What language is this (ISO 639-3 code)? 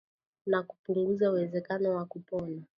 swa